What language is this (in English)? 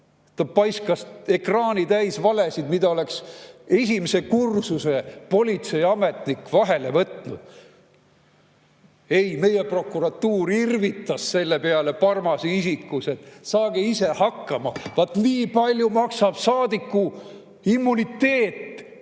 Estonian